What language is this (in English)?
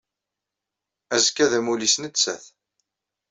Kabyle